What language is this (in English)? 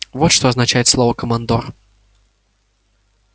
Russian